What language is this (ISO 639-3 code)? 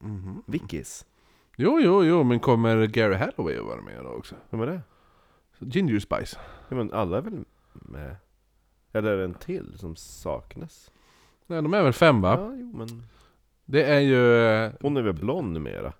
swe